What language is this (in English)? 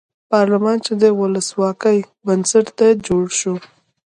Pashto